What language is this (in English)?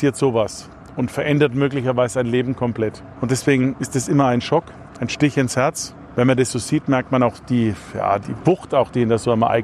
German